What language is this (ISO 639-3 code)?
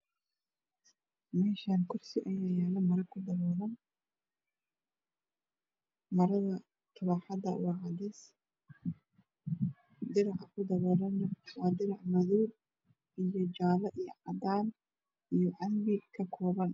som